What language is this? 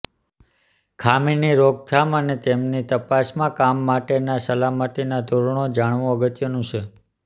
Gujarati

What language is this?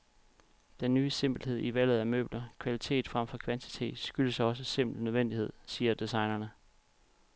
Danish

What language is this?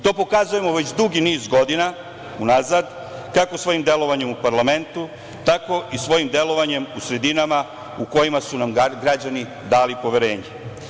Serbian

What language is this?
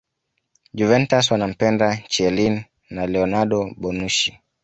Swahili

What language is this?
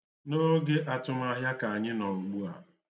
Igbo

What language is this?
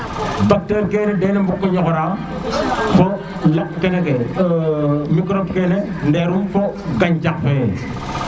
Serer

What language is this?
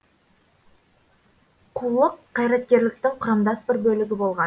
Kazakh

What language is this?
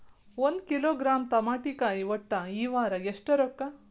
Kannada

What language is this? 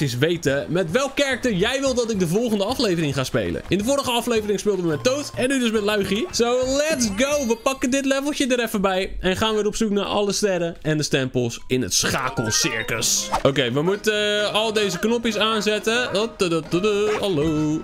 Dutch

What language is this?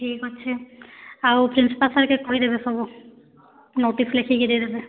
Odia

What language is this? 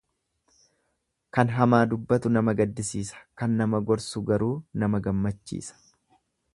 Oromo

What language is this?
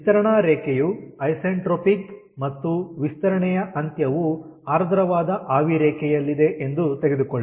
Kannada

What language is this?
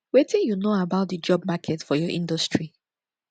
Nigerian Pidgin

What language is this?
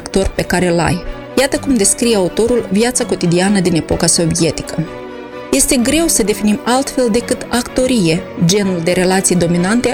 Romanian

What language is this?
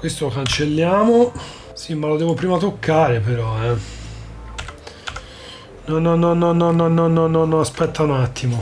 Italian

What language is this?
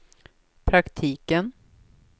Swedish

